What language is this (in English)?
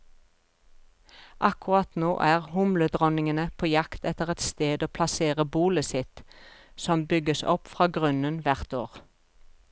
Norwegian